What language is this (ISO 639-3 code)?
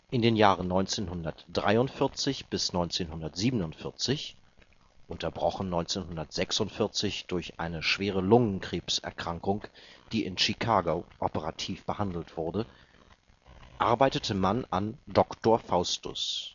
deu